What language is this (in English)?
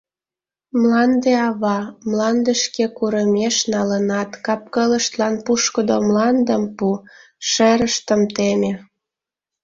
Mari